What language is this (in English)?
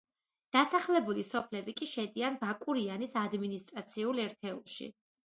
Georgian